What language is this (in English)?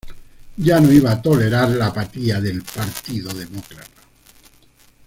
Spanish